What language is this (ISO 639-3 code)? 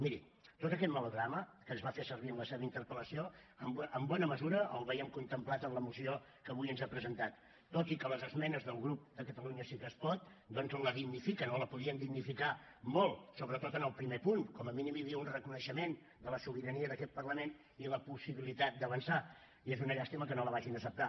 cat